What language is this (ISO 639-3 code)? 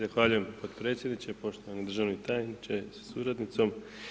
hrv